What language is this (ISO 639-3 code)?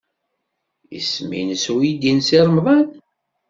kab